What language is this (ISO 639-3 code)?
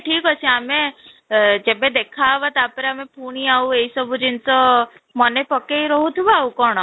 ori